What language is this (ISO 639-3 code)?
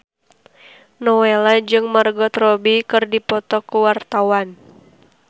sun